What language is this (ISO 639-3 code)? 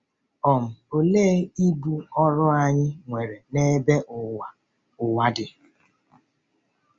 ibo